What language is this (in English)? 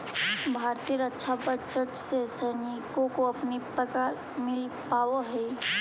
Magahi